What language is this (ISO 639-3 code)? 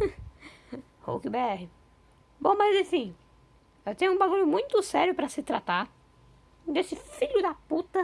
por